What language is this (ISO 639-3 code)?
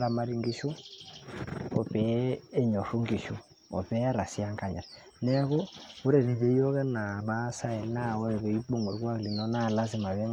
mas